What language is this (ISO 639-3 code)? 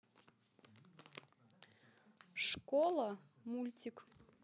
rus